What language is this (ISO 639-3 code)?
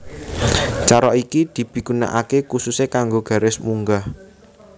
jav